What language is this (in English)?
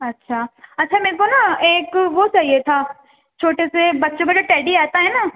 Urdu